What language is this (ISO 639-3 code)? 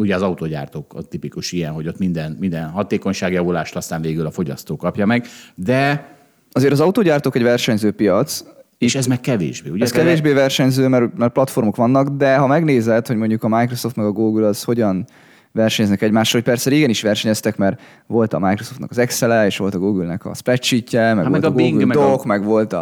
hun